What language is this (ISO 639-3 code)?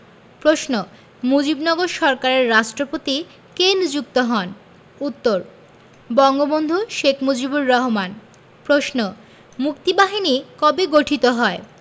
ben